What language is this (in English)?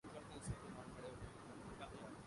Urdu